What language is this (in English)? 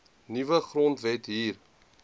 Afrikaans